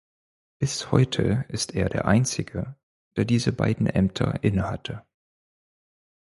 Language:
German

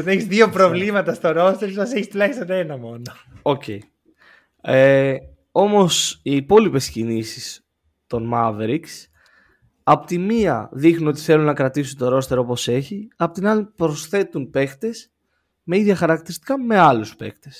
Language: Greek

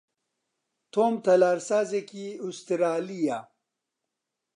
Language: Central Kurdish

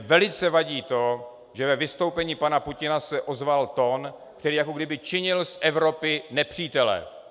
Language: Czech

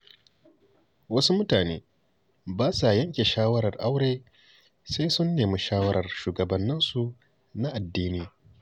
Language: Hausa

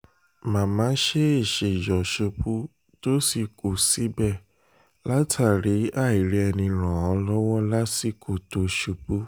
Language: Yoruba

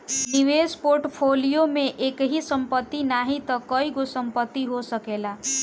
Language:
Bhojpuri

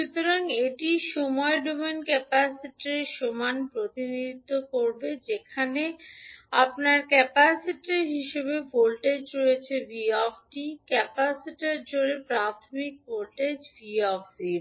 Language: Bangla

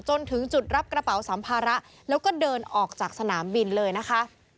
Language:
Thai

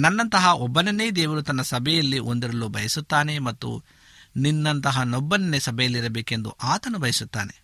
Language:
Kannada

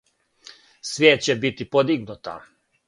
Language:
Serbian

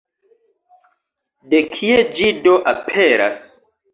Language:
Esperanto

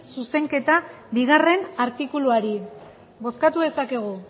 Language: Basque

